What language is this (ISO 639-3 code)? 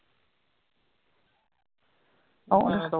pan